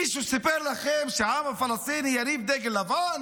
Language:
Hebrew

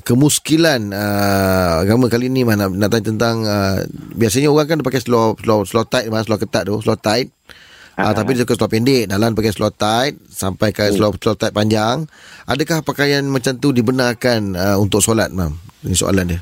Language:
Malay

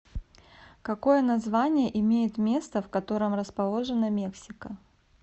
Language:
Russian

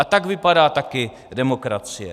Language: Czech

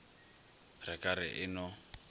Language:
Northern Sotho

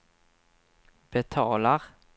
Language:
Swedish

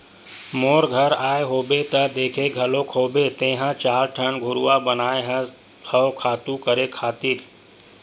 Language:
Chhattisgarhi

